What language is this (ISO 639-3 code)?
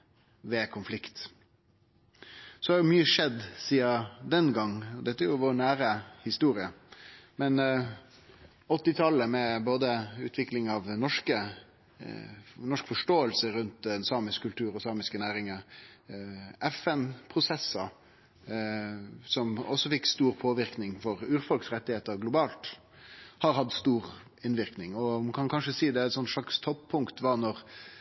nno